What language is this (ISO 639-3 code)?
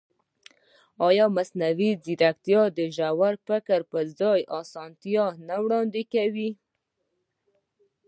pus